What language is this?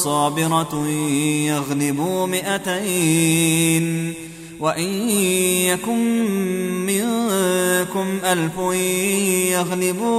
Arabic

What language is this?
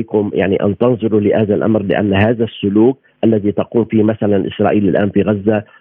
Arabic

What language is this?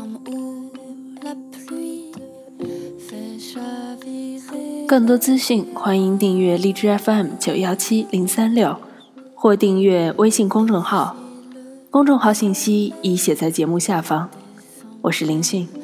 Chinese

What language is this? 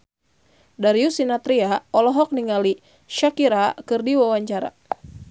Sundanese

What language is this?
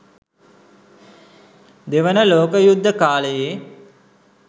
Sinhala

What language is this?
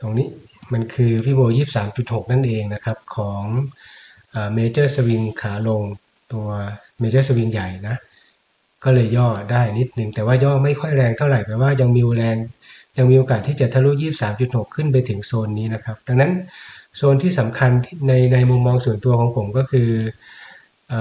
Thai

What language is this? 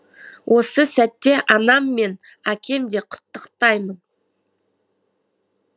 Kazakh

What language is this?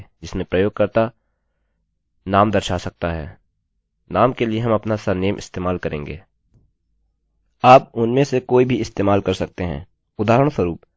Hindi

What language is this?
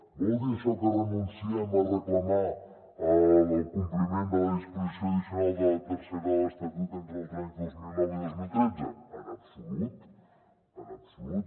Catalan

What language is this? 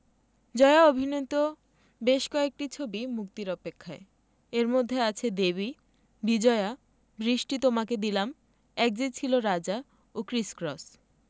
Bangla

